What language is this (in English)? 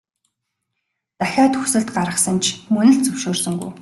Mongolian